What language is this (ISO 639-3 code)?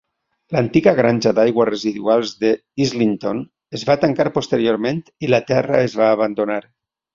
cat